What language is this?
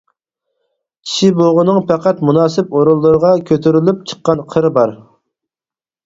Uyghur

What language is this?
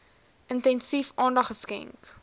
Afrikaans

